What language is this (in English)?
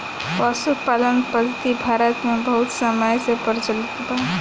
Bhojpuri